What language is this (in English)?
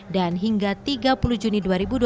Indonesian